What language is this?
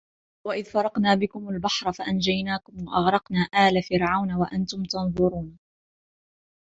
Arabic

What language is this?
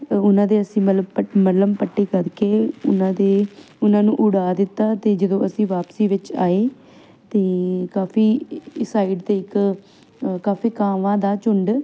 Punjabi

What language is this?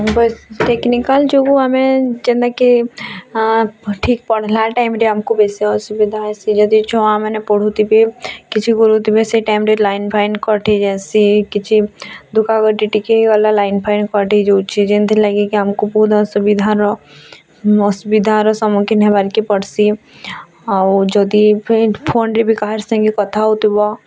Odia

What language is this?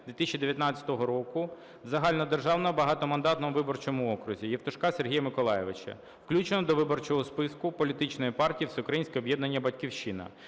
Ukrainian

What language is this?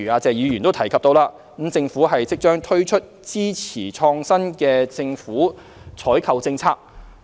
Cantonese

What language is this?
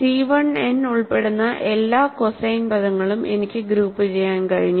Malayalam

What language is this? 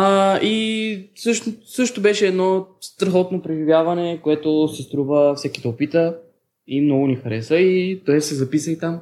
Bulgarian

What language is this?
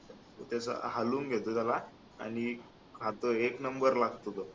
Marathi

